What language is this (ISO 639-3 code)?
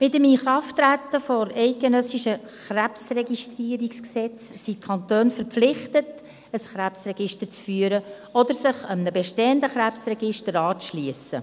gsw